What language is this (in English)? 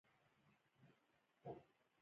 Pashto